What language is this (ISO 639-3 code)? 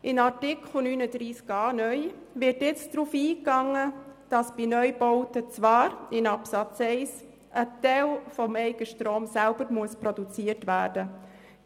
gsw